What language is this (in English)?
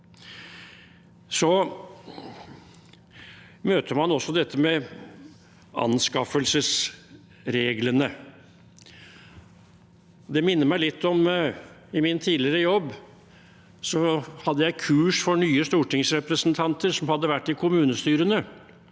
Norwegian